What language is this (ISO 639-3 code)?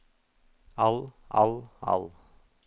nor